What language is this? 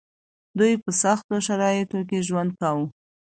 Pashto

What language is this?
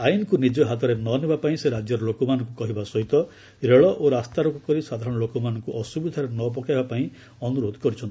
Odia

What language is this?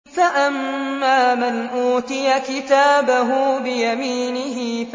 Arabic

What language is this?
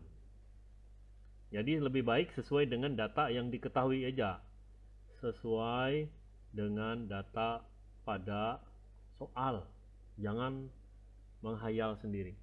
Indonesian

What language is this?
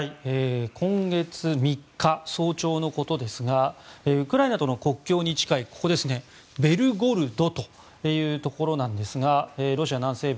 Japanese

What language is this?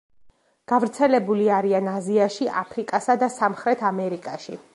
Georgian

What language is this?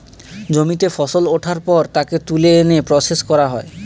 Bangla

